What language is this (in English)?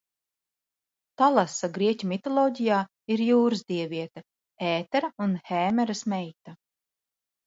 Latvian